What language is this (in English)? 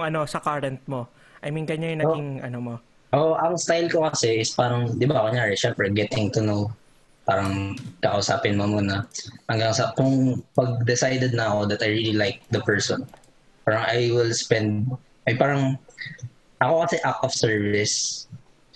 Filipino